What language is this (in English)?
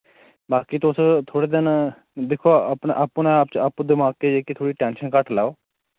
Dogri